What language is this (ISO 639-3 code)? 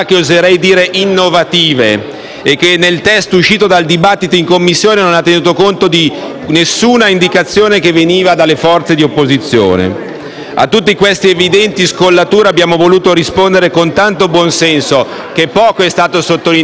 ita